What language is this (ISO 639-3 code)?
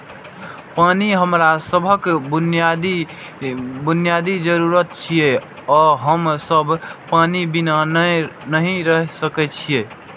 mai